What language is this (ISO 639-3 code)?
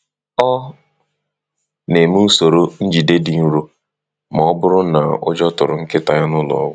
ibo